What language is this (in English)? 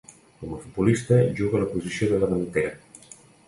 Catalan